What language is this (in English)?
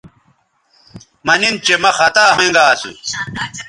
Bateri